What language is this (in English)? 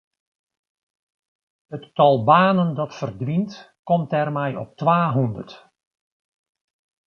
Western Frisian